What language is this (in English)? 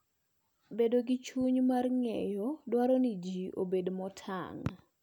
Luo (Kenya and Tanzania)